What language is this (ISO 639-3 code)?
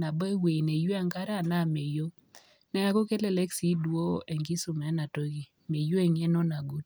mas